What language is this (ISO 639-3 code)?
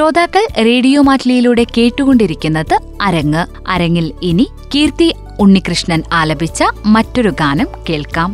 mal